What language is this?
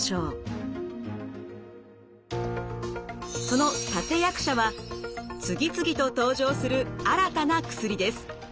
Japanese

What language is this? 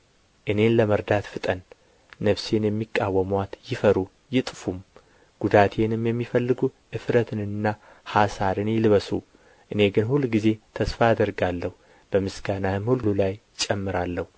Amharic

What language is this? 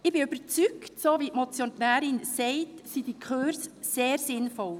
Swiss German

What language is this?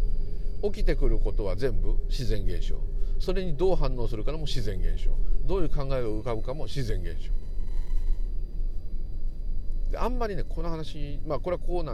Japanese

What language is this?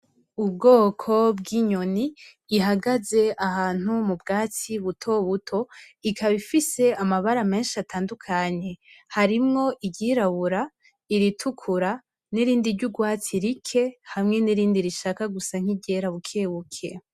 Rundi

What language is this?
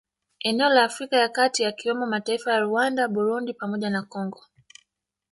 Swahili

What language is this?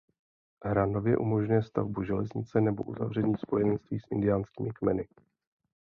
Czech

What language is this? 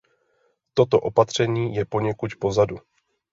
Czech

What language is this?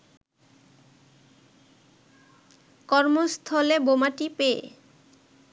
Bangla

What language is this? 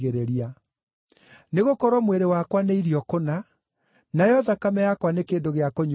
Kikuyu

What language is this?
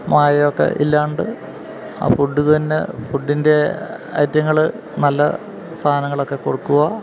Malayalam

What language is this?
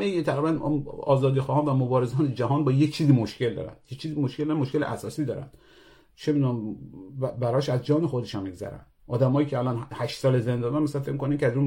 Persian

